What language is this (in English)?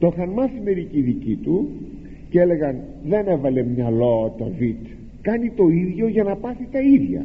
Greek